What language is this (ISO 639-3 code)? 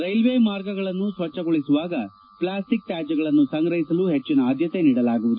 kan